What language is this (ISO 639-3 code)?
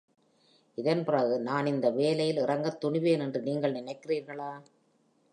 tam